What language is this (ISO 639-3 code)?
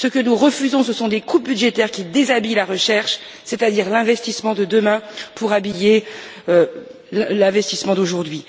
fra